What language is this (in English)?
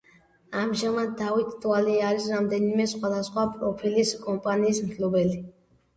Georgian